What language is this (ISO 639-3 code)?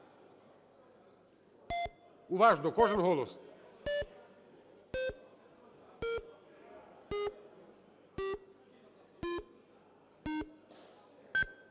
ukr